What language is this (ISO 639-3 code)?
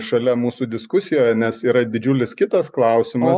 lit